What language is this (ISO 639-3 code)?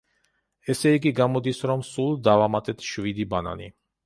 kat